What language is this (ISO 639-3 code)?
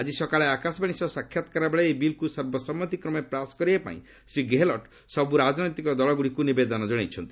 ori